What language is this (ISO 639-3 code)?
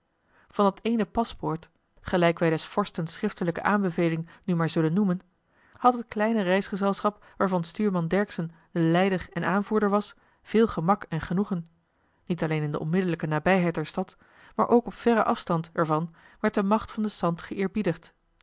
nld